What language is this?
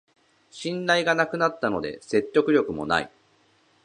Japanese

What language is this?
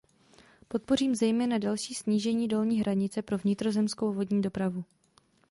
Czech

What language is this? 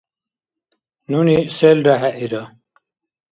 Dargwa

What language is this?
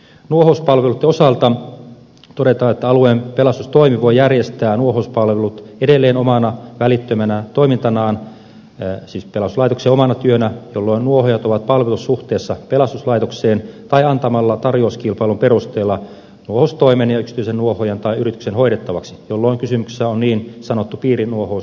Finnish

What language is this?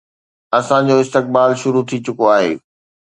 Sindhi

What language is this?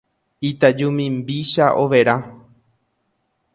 Guarani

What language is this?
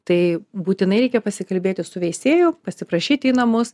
Lithuanian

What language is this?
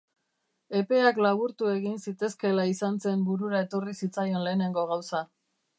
Basque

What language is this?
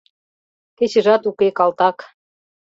Mari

